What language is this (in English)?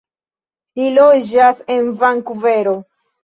Esperanto